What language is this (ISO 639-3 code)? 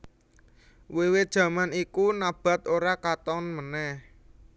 jav